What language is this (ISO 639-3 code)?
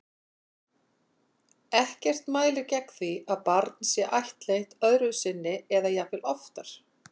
isl